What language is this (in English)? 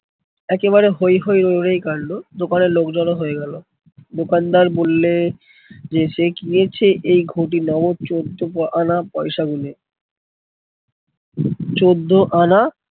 Bangla